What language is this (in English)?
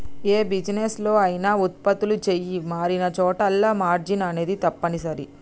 Telugu